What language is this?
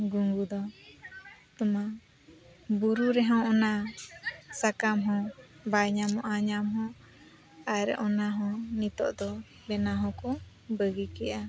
Santali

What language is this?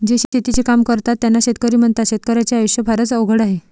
Marathi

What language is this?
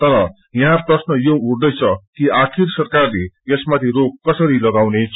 Nepali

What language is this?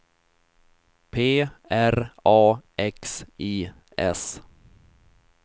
Swedish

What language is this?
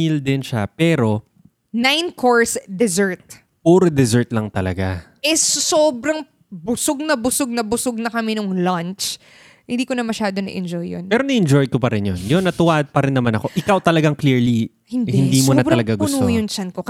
Filipino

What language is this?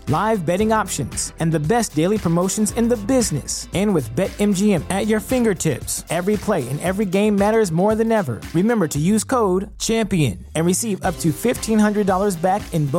English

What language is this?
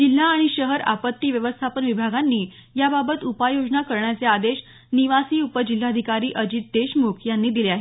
Marathi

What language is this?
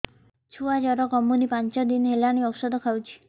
Odia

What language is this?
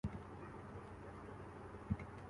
Urdu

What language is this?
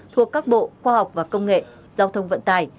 Vietnamese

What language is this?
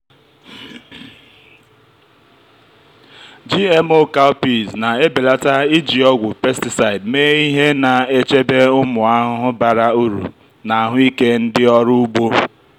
Igbo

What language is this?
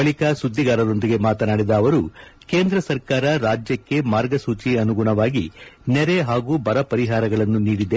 Kannada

